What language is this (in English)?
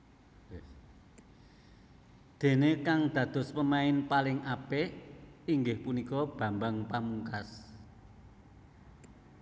Javanese